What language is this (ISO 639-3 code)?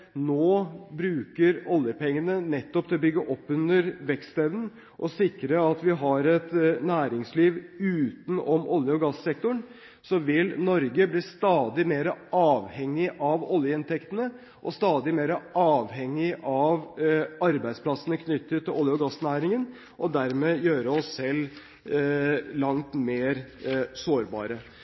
nob